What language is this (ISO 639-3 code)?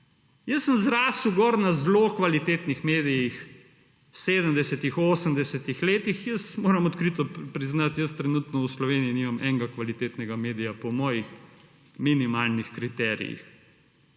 slv